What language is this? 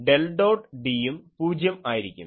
Malayalam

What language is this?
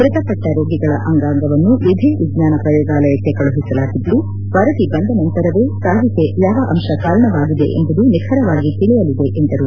Kannada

